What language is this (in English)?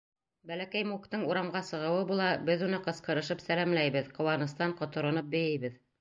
Bashkir